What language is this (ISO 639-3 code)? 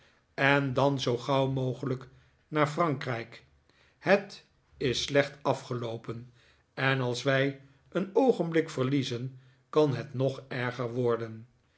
nld